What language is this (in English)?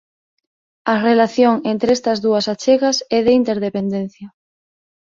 Galician